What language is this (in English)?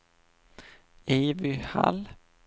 Swedish